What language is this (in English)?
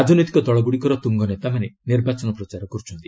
Odia